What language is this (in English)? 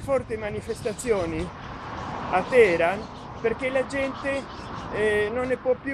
Italian